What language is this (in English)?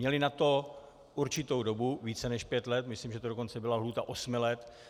Czech